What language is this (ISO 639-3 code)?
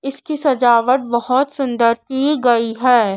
hin